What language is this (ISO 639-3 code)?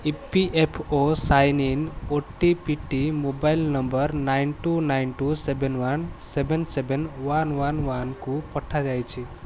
ori